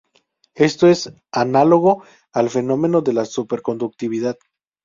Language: Spanish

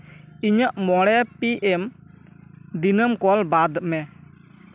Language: Santali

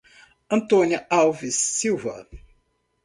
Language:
Portuguese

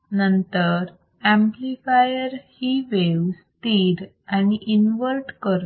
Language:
Marathi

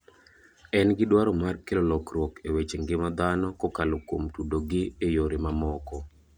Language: Luo (Kenya and Tanzania)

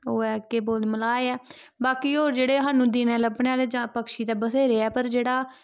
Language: Dogri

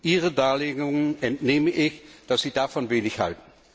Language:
German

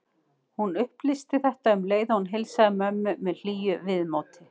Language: Icelandic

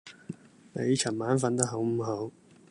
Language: Cantonese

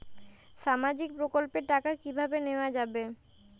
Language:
Bangla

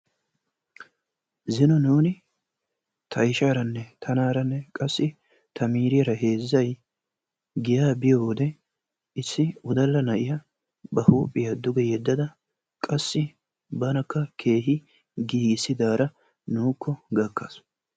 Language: Wolaytta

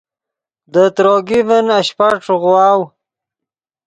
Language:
Yidgha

